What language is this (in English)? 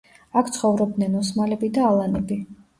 Georgian